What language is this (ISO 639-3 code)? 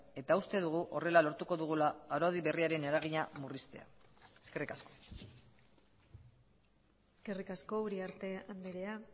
eus